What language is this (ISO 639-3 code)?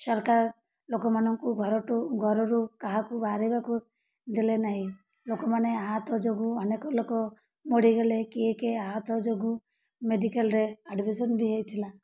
ori